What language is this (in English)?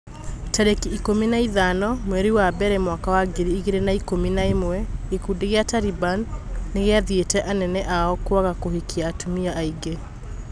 Kikuyu